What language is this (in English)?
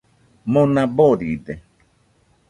Nüpode Huitoto